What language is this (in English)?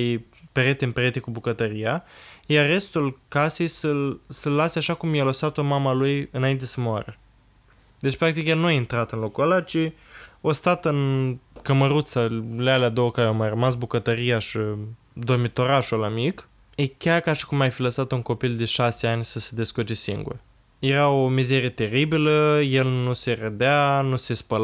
Romanian